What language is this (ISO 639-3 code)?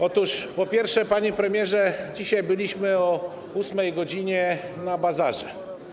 pol